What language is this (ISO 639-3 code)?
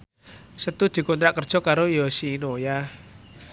jav